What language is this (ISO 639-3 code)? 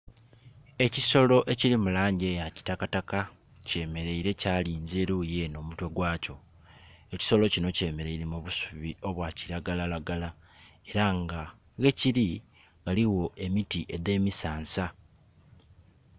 xog